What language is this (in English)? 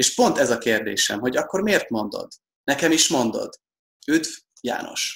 Hungarian